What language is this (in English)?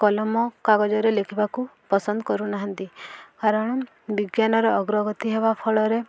Odia